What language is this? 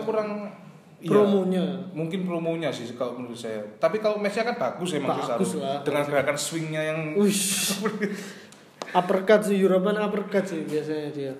Indonesian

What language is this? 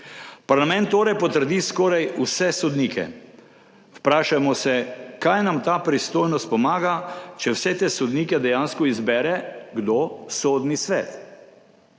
Slovenian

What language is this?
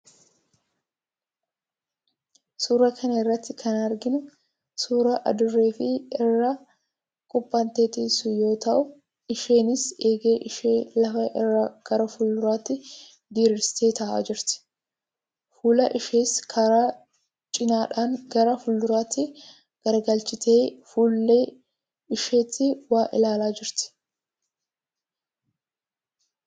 Oromo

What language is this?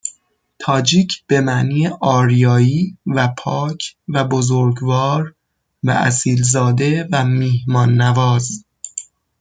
Persian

